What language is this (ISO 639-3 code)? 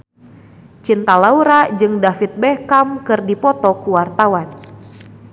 sun